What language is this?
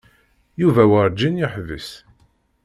Kabyle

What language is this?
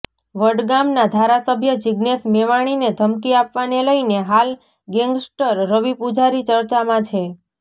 Gujarati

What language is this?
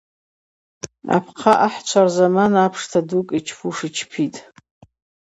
Abaza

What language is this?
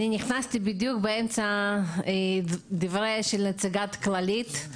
Hebrew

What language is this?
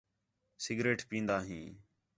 Khetrani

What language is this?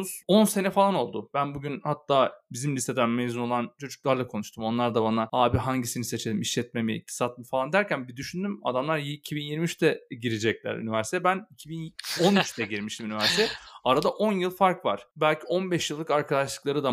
Turkish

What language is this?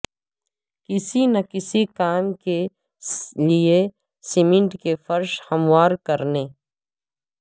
Urdu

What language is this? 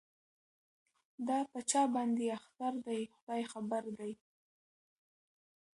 Pashto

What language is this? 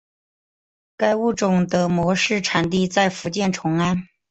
Chinese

